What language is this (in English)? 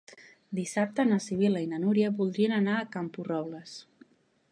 Catalan